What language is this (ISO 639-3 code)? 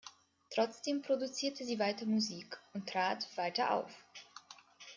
deu